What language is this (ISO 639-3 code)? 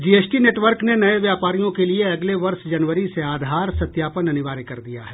hin